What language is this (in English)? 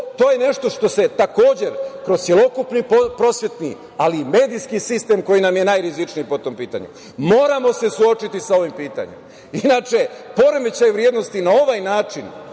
Serbian